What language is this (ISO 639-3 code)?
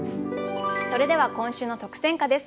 jpn